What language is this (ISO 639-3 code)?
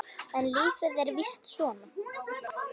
isl